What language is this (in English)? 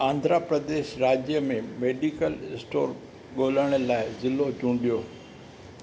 Sindhi